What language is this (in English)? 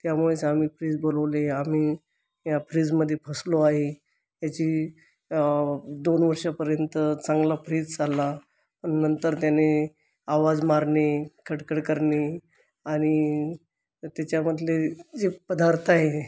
Marathi